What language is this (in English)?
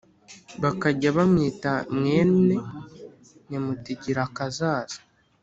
Kinyarwanda